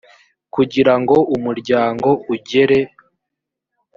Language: Kinyarwanda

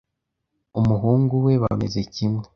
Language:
Kinyarwanda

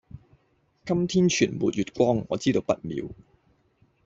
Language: Cantonese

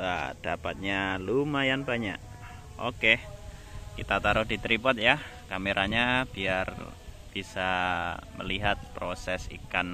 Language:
Indonesian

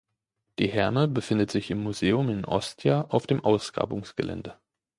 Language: German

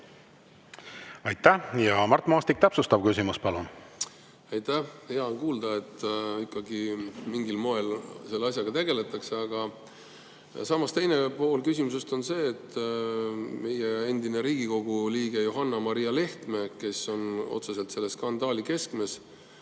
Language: Estonian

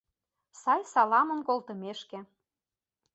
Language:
Mari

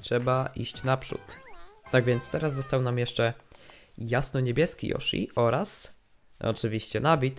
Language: Polish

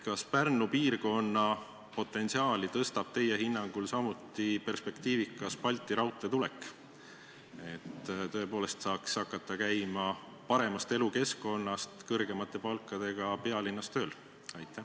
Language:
Estonian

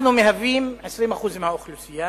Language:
Hebrew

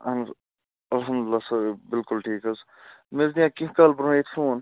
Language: Kashmiri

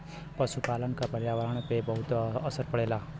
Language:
Bhojpuri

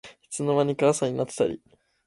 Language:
Japanese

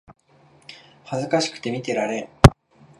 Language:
Japanese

